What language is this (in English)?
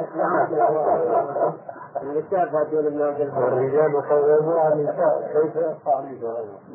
Arabic